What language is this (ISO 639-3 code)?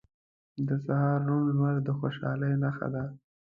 pus